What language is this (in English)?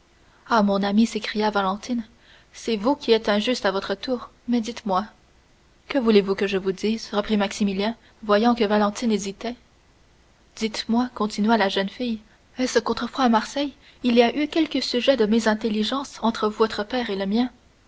French